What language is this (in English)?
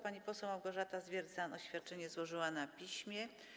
Polish